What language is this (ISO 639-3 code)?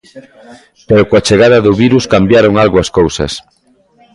glg